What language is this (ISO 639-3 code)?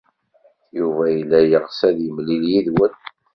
kab